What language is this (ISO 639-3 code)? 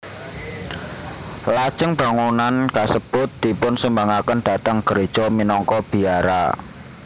jav